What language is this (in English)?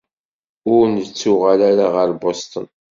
Kabyle